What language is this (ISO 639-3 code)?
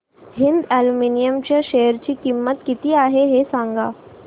mar